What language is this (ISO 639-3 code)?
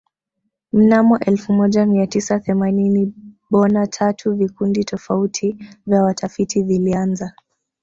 swa